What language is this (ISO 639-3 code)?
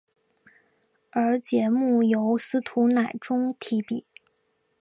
zho